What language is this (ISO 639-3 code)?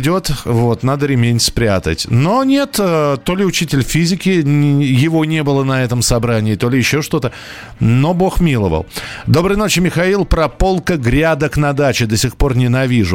rus